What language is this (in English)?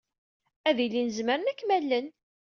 Kabyle